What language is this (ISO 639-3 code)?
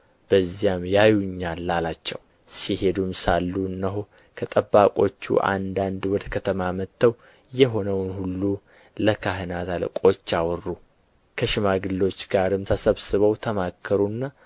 amh